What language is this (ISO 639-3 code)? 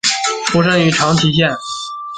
zho